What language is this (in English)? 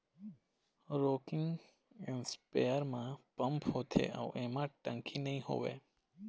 Chhattisgarhi